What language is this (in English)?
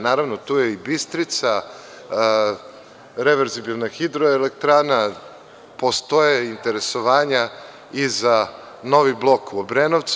Serbian